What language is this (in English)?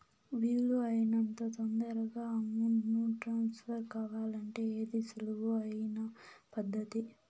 Telugu